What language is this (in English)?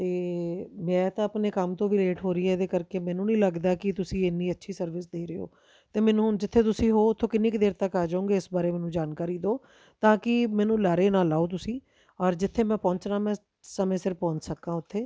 Punjabi